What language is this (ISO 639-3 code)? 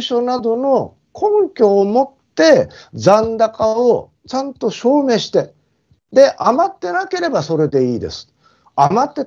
jpn